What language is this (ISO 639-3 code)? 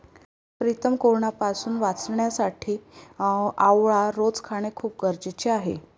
mar